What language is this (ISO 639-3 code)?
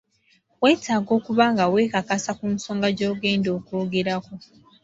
lug